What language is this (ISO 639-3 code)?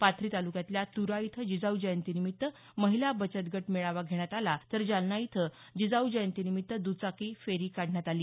mar